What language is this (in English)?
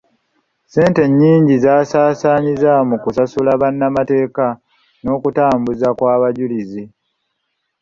Ganda